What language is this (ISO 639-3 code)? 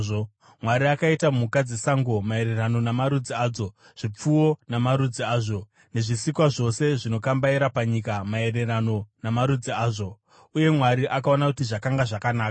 sna